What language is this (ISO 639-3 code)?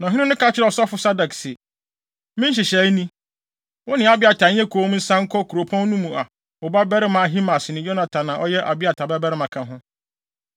aka